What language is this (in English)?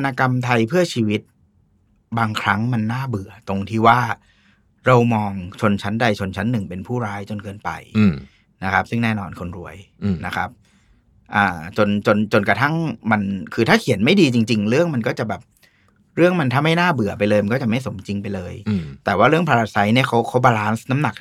Thai